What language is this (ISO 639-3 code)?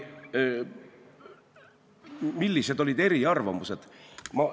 est